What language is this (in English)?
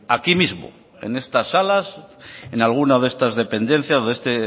Spanish